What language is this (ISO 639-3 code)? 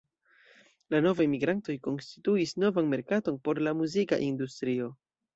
epo